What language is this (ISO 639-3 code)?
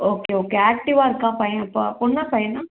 tam